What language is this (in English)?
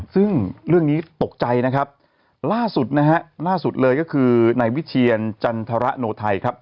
Thai